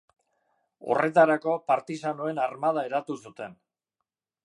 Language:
Basque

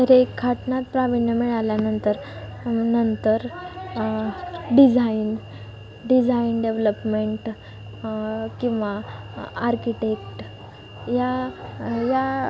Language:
Marathi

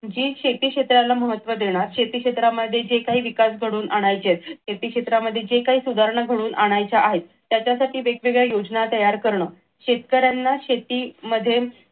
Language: Marathi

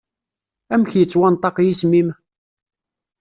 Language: Kabyle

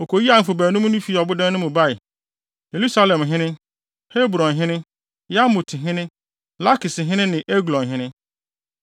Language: Akan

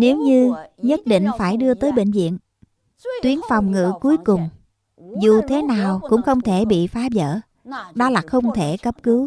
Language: Vietnamese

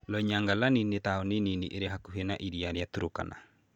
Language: Kikuyu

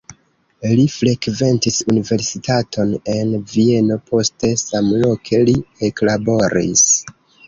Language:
Esperanto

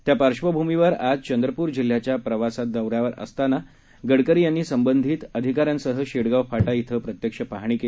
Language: Marathi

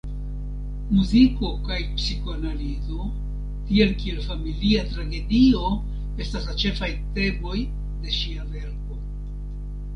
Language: Esperanto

